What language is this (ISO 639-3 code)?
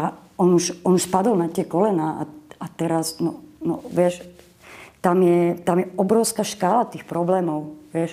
slk